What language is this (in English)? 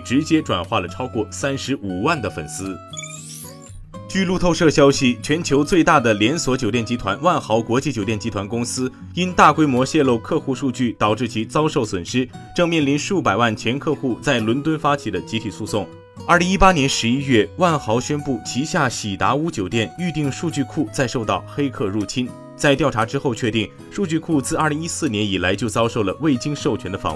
Chinese